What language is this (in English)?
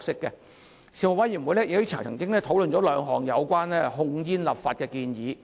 Cantonese